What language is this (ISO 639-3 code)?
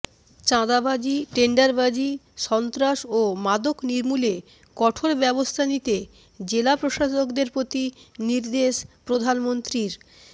ben